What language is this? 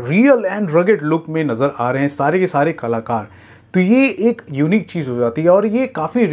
Hindi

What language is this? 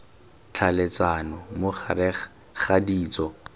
Tswana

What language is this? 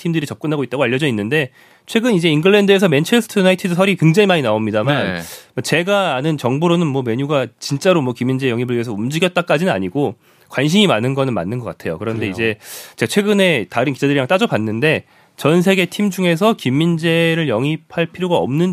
Korean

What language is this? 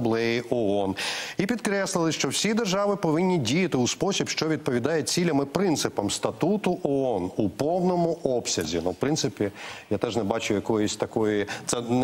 Ukrainian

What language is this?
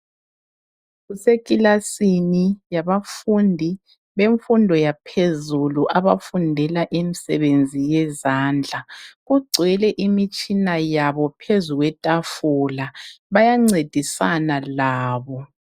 North Ndebele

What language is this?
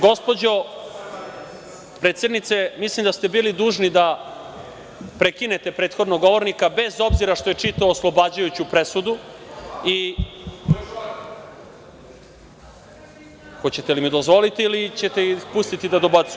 Serbian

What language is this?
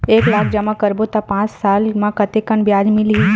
Chhattisgarhi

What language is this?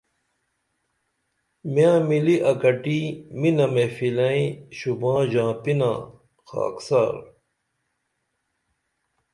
Dameli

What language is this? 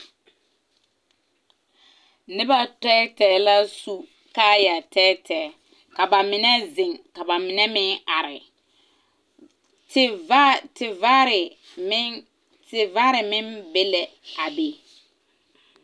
Southern Dagaare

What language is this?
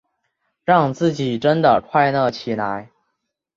Chinese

